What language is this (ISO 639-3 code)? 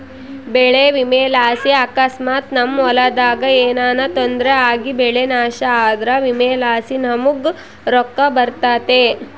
kan